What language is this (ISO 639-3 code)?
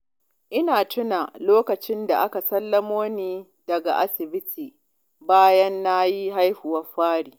hau